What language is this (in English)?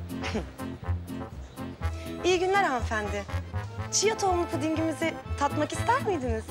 Turkish